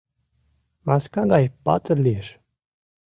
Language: Mari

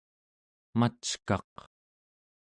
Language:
Central Yupik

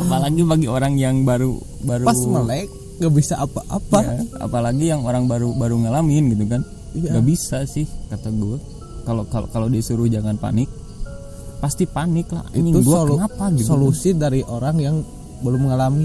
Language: Indonesian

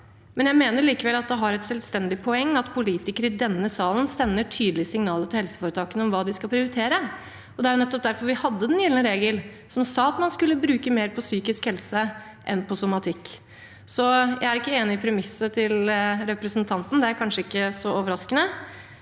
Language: Norwegian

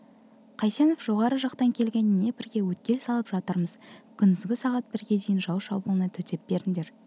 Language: Kazakh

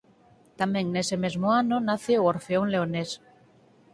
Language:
Galician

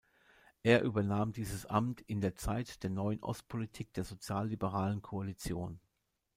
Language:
German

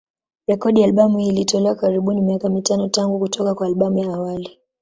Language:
Swahili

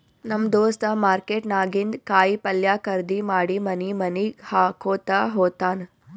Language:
Kannada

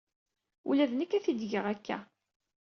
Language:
Kabyle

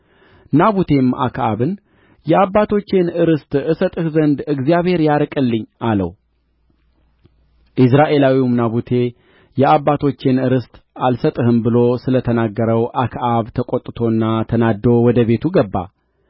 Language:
Amharic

